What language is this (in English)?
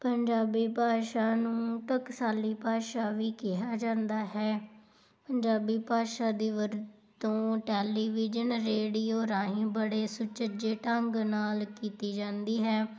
Punjabi